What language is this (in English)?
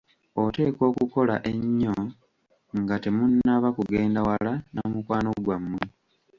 Ganda